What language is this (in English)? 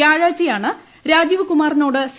Malayalam